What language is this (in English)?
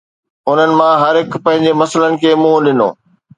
Sindhi